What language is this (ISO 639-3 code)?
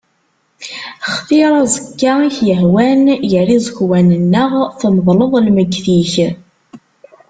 kab